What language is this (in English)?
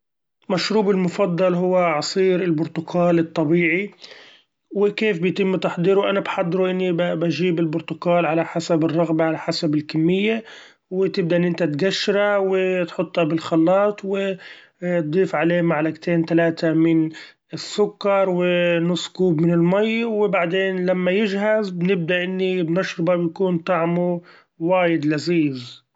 Gulf Arabic